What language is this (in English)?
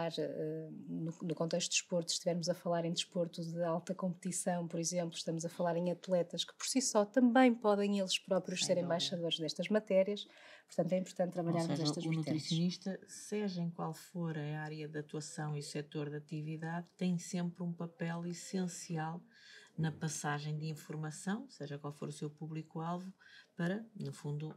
Portuguese